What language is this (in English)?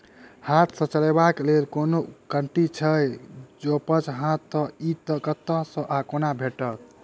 Maithili